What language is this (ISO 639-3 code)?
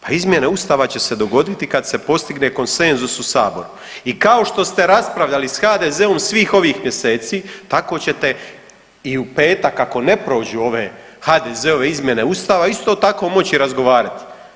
hrv